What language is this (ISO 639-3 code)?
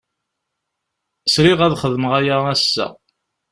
kab